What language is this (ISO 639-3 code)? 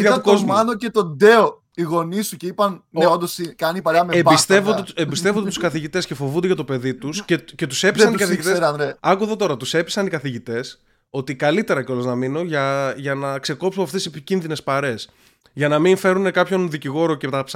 ell